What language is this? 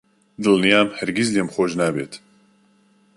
Central Kurdish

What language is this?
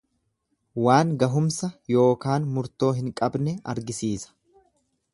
Oromo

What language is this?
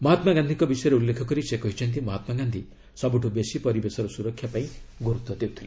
Odia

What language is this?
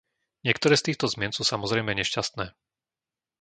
Slovak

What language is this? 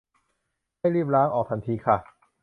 Thai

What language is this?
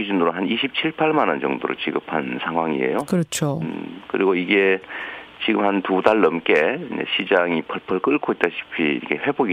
Korean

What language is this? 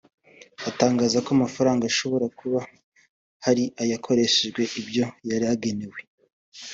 Kinyarwanda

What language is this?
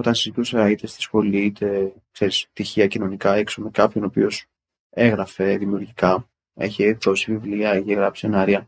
Greek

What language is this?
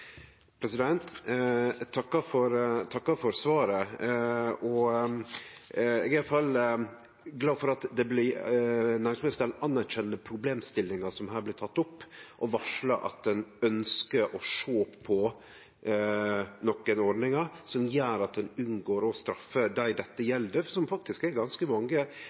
Norwegian Nynorsk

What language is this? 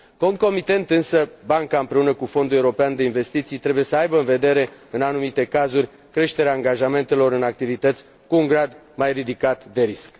Romanian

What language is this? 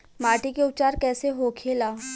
Bhojpuri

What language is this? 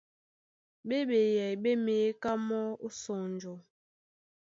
Duala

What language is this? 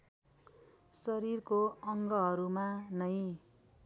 Nepali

